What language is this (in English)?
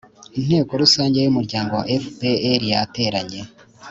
Kinyarwanda